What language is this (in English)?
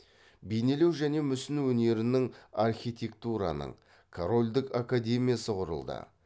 Kazakh